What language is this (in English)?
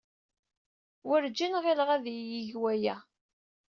Kabyle